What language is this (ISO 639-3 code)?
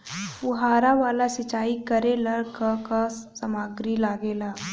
bho